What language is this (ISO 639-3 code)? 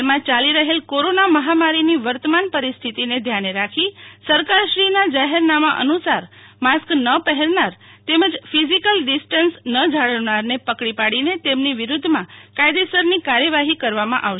guj